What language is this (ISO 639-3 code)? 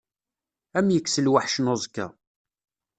kab